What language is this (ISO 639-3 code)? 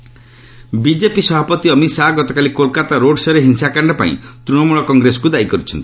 ori